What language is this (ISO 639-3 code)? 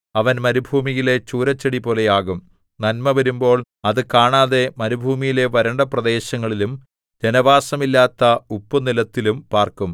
mal